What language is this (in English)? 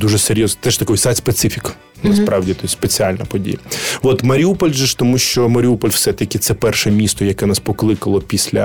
Ukrainian